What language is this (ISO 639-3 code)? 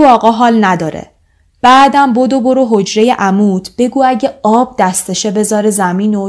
fas